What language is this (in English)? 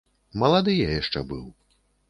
Belarusian